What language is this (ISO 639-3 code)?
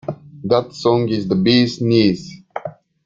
eng